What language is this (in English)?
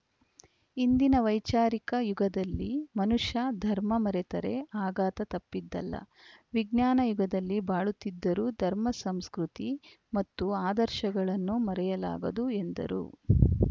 Kannada